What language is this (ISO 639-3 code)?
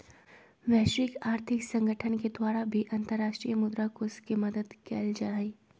mag